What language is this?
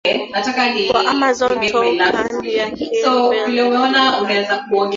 Swahili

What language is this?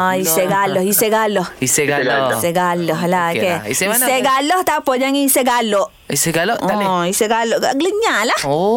Malay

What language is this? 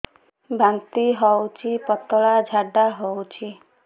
Odia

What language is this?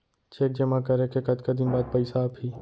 Chhattisgarhi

